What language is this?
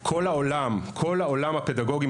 Hebrew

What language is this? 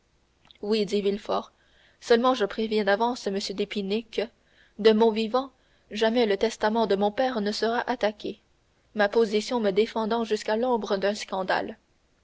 French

